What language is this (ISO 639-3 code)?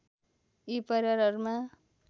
nep